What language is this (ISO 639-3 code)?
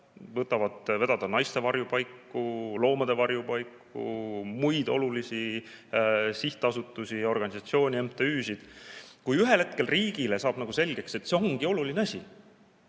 est